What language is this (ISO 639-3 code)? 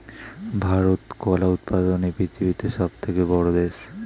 ben